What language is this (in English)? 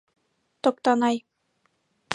Mari